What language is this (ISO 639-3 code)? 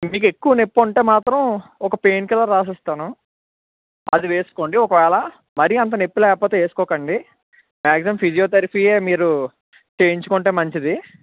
tel